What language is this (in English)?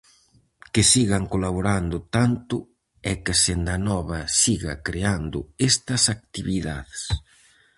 Galician